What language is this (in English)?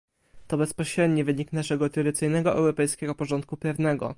Polish